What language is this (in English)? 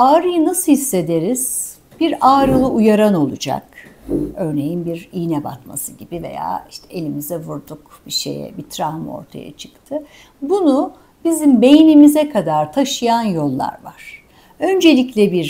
Turkish